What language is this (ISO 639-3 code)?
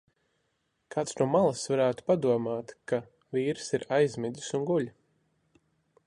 lav